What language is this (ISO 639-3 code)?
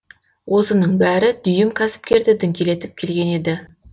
kaz